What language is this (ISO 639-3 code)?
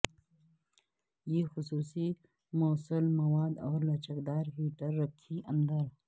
urd